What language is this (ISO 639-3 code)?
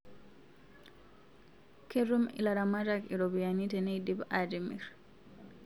mas